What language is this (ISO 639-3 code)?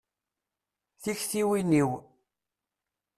kab